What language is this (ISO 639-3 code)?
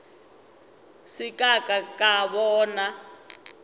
nso